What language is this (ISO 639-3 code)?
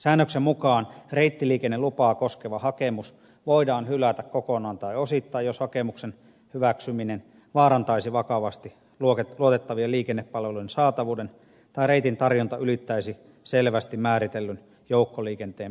fin